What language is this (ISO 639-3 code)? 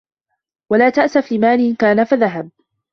ara